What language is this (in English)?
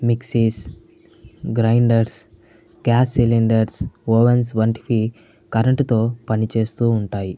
Telugu